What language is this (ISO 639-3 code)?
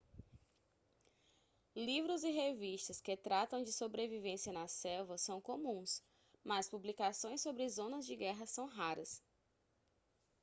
por